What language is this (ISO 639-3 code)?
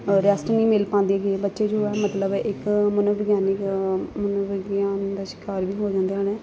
pan